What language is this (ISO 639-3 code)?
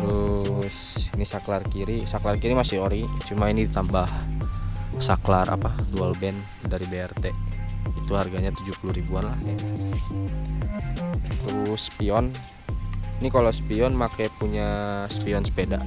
ind